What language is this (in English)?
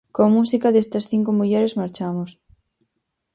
Galician